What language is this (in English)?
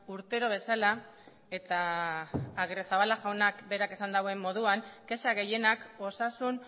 Basque